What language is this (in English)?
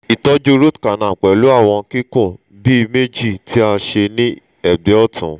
Yoruba